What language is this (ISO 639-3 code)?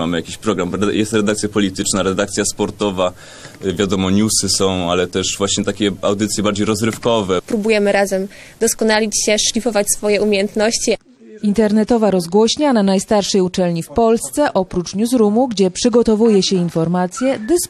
pol